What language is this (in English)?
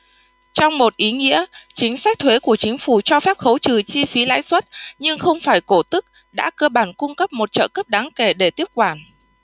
Vietnamese